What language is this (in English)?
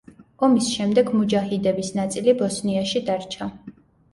Georgian